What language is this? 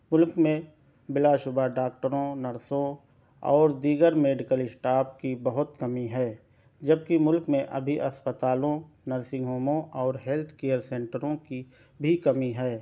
Urdu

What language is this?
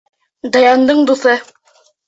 Bashkir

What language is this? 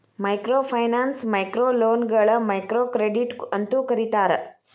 Kannada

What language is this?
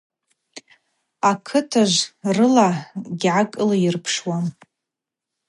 Abaza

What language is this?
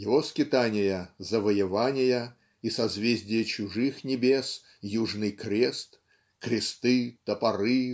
Russian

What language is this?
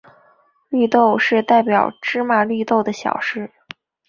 Chinese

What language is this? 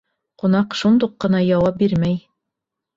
Bashkir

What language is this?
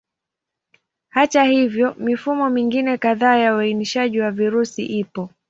Swahili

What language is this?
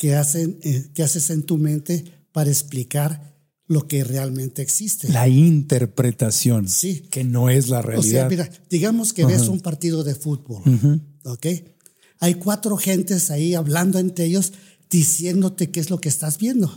Spanish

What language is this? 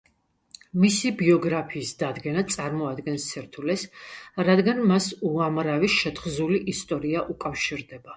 Georgian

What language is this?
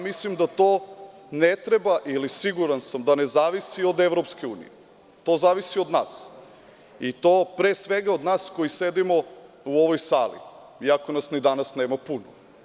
Serbian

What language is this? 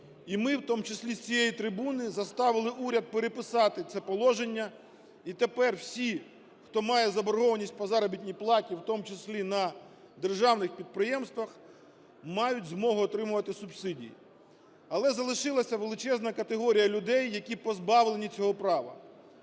Ukrainian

